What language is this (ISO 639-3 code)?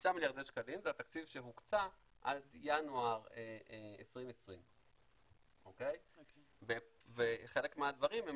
heb